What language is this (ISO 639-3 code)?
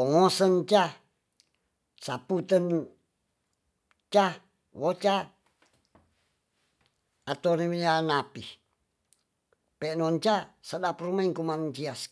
txs